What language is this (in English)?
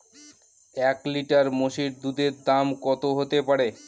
Bangla